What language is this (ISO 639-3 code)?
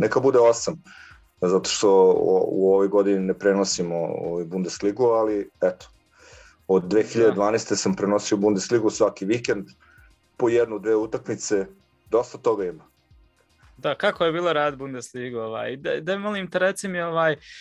hrv